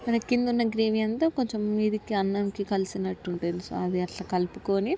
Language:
Telugu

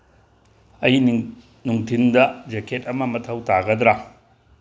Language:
Manipuri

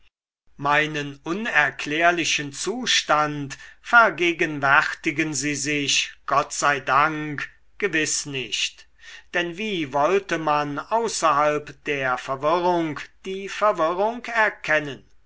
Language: German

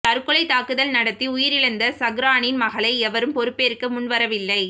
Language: Tamil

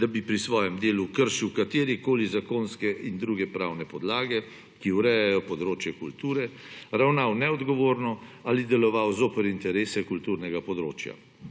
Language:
Slovenian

